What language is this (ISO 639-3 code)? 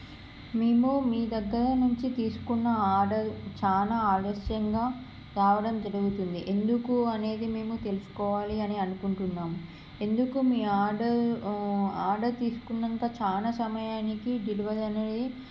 tel